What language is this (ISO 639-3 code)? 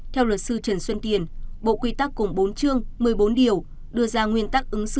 vie